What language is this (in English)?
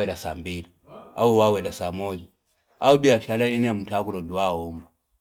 Fipa